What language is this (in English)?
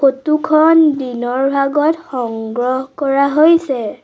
Assamese